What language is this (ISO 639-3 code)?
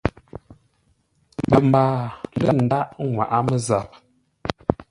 nla